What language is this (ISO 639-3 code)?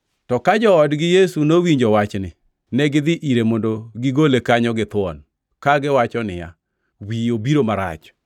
luo